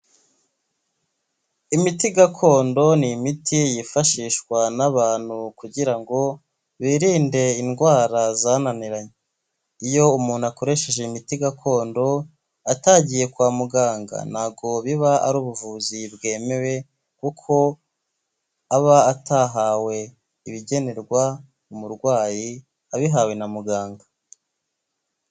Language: Kinyarwanda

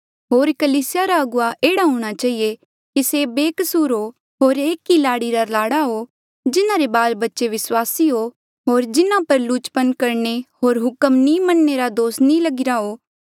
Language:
Mandeali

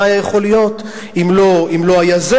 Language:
Hebrew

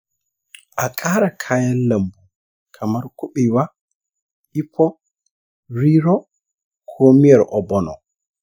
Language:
Hausa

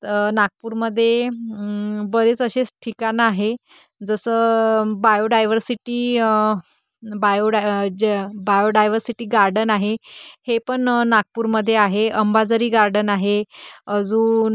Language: Marathi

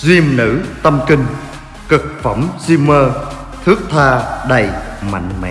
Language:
Vietnamese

